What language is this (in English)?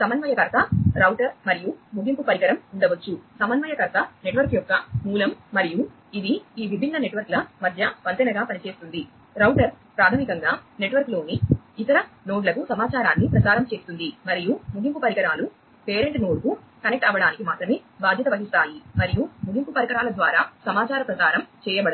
Telugu